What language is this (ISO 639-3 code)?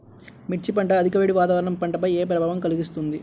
tel